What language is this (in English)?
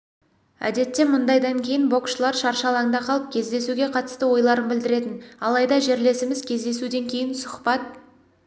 Kazakh